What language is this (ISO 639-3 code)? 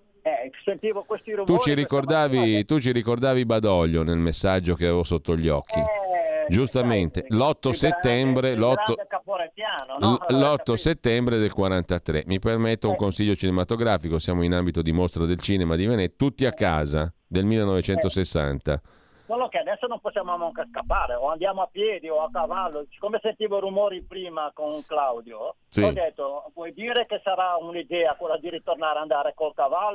ita